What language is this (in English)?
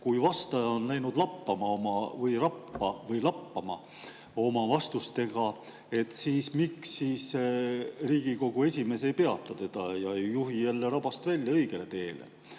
Estonian